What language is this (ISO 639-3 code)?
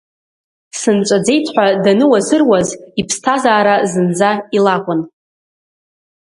abk